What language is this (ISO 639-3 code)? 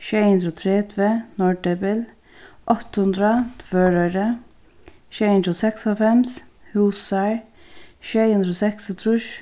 fao